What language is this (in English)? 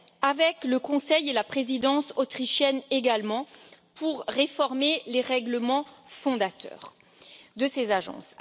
French